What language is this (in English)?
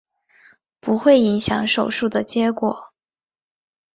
Chinese